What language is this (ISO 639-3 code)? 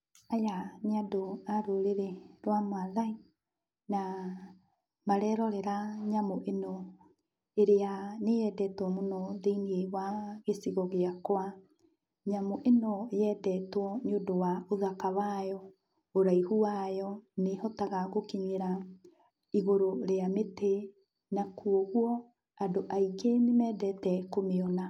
kik